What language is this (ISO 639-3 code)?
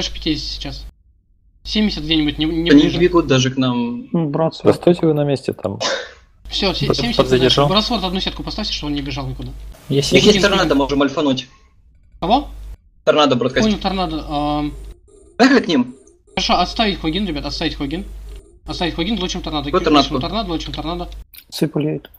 rus